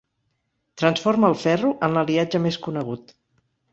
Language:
Catalan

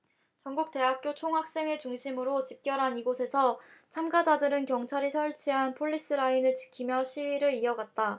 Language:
Korean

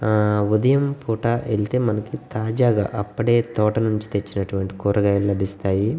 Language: Telugu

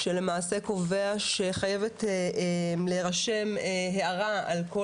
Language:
Hebrew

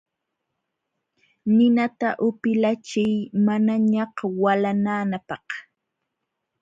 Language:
Jauja Wanca Quechua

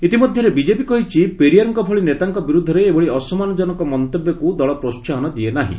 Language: Odia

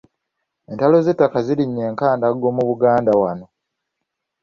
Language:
Ganda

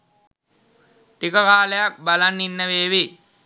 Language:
Sinhala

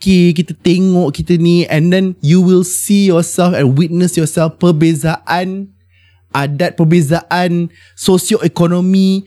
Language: Malay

